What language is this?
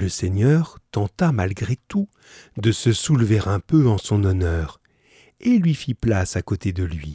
French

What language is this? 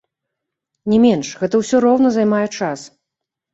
Belarusian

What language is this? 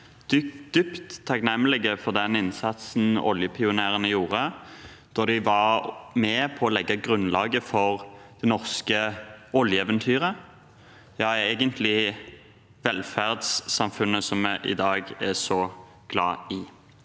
Norwegian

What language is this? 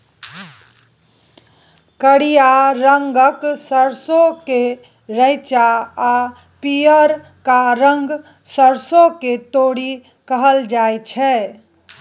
Maithili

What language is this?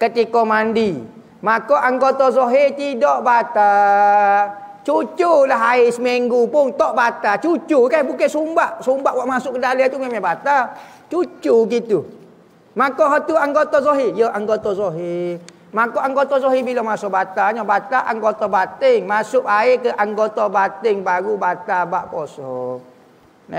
Malay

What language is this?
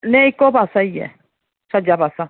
Dogri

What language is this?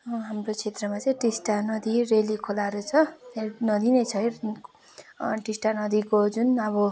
Nepali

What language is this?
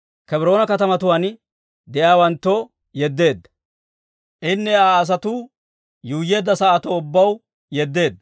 Dawro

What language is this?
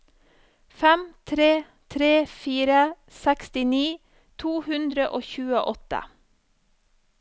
Norwegian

